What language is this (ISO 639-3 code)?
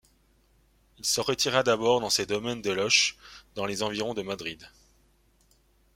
fra